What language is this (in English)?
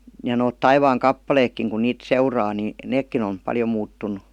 Finnish